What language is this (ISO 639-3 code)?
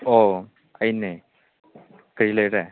mni